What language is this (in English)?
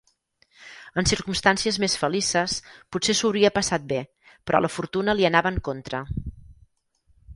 Catalan